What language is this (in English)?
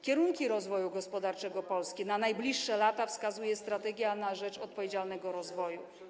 Polish